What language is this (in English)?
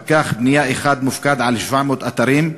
Hebrew